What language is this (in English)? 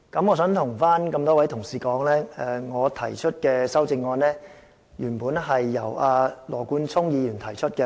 Cantonese